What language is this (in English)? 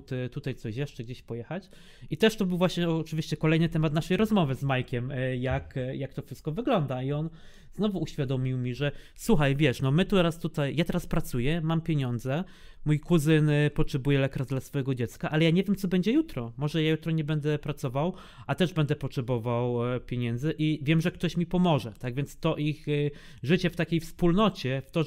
Polish